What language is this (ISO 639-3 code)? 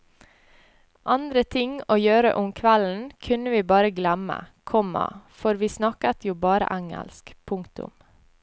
nor